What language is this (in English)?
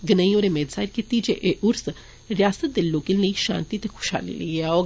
Dogri